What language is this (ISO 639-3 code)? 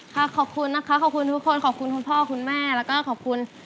tha